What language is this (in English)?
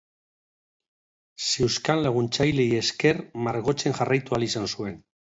Basque